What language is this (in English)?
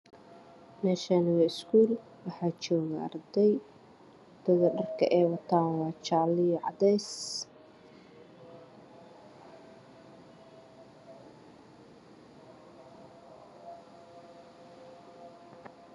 Somali